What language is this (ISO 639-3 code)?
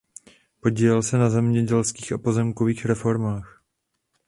ces